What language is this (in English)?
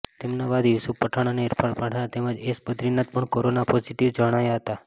Gujarati